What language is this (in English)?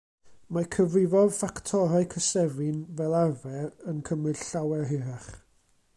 Welsh